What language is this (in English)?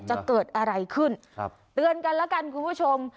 Thai